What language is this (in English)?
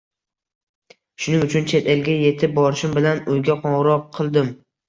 Uzbek